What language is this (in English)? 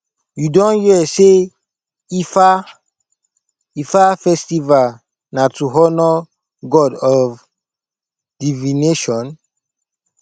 Nigerian Pidgin